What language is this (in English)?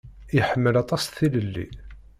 Kabyle